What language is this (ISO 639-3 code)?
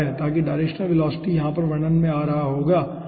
hin